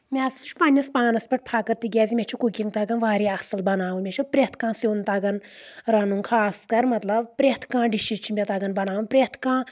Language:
Kashmiri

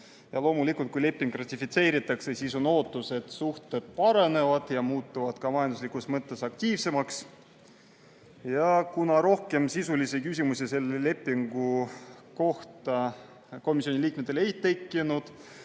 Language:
Estonian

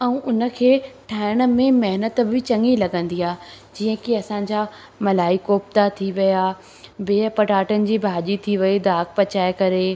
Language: Sindhi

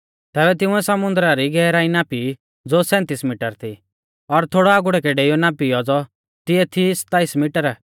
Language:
Mahasu Pahari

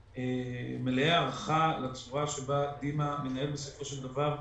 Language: Hebrew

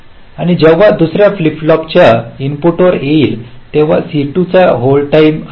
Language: Marathi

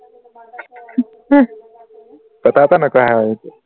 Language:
Assamese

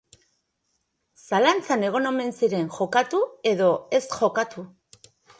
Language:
Basque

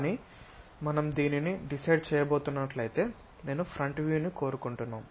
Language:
Telugu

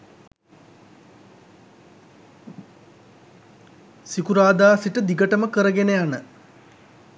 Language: Sinhala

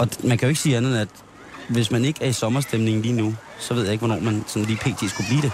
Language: Danish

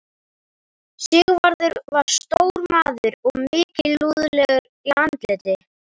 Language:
Icelandic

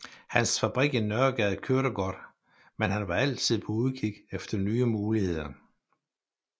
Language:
Danish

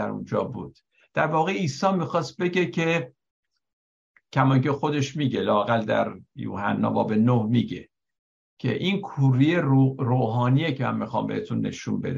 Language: Persian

